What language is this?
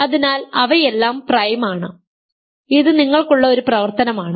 Malayalam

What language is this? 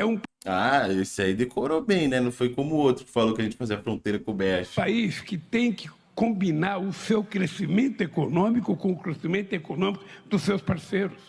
Portuguese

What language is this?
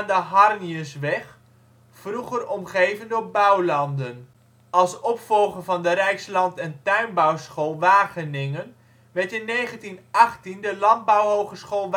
Dutch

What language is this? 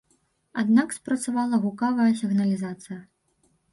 Belarusian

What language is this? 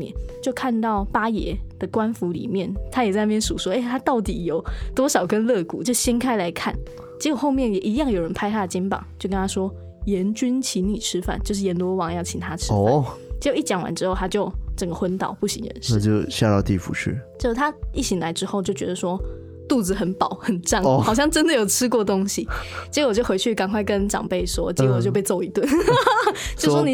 Chinese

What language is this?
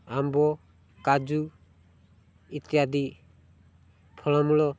Odia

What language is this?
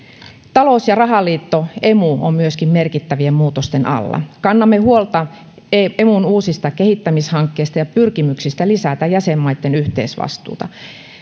Finnish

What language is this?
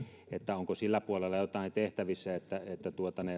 Finnish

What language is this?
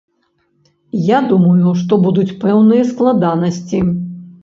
Belarusian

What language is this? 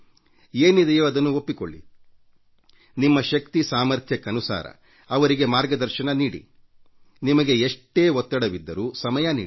Kannada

